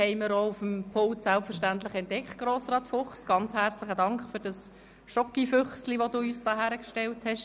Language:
Swiss German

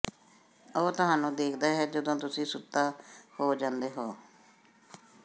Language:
Punjabi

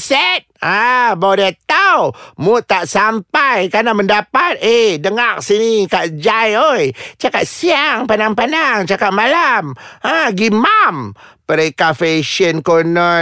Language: Malay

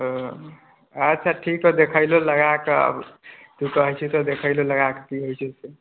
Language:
Maithili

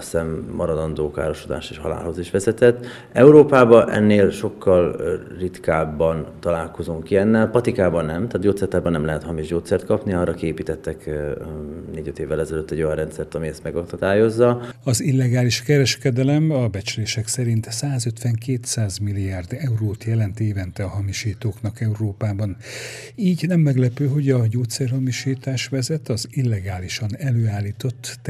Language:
Hungarian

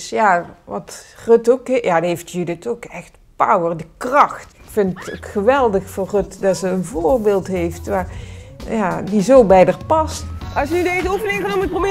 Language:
Dutch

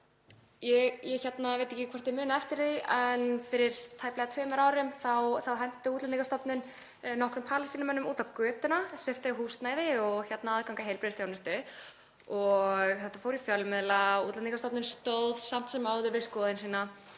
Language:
Icelandic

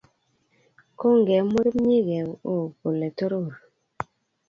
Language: Kalenjin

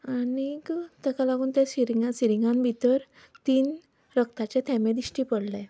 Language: Konkani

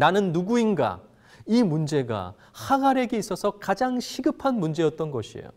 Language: Korean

